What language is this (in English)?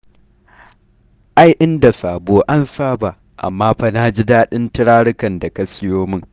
Hausa